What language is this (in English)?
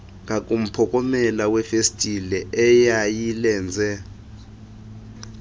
Xhosa